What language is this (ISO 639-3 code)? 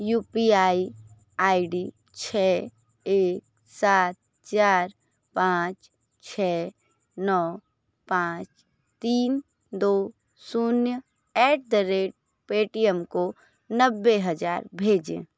hin